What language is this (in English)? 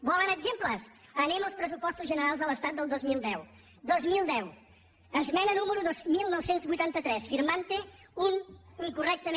Catalan